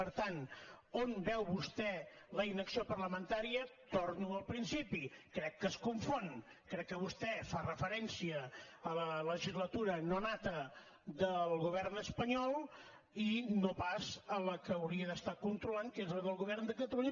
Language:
Catalan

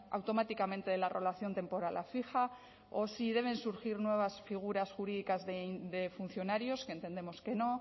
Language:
Spanish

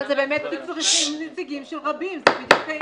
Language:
Hebrew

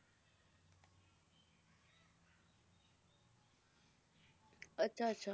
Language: Punjabi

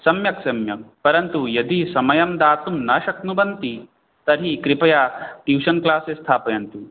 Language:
Sanskrit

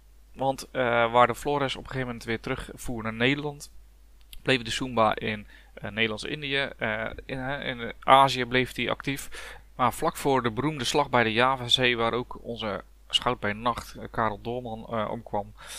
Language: Dutch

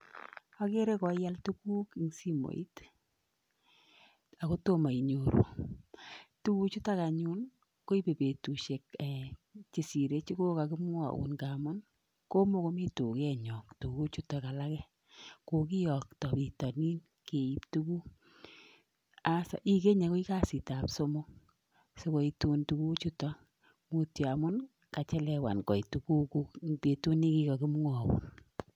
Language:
Kalenjin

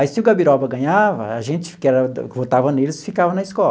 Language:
Portuguese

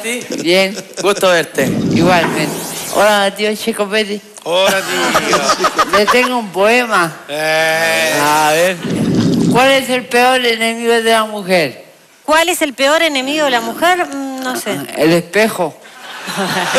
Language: Spanish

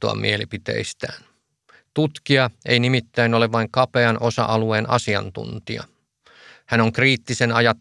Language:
Finnish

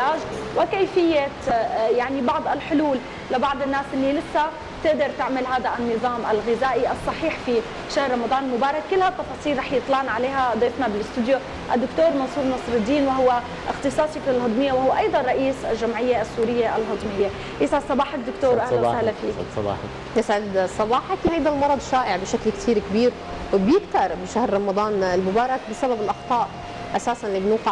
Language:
Arabic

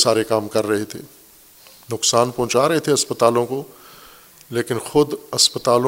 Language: Urdu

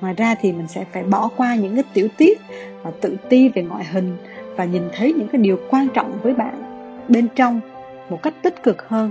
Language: Vietnamese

